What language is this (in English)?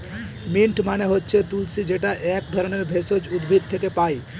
Bangla